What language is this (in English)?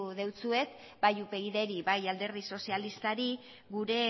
Basque